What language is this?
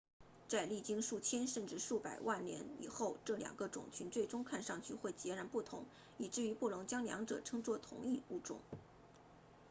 Chinese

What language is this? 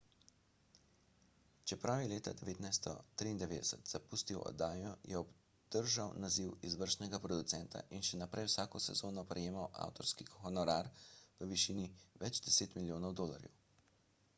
Slovenian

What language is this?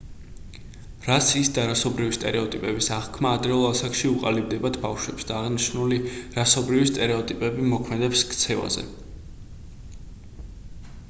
Georgian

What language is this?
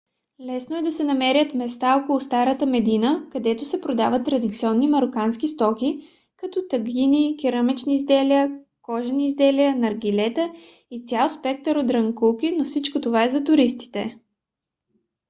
Bulgarian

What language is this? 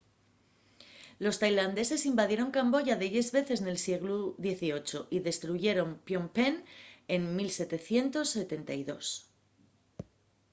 Asturian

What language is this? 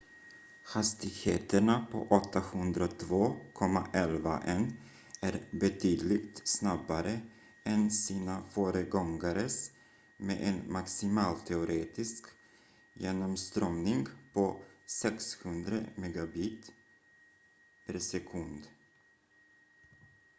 Swedish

